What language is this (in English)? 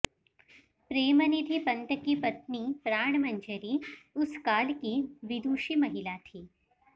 Sanskrit